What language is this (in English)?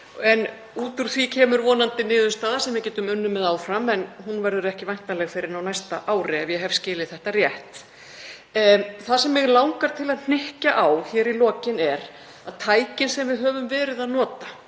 Icelandic